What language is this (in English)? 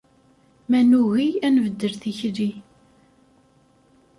Kabyle